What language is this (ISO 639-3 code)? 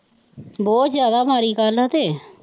pan